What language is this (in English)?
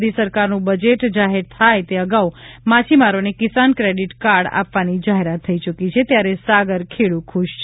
Gujarati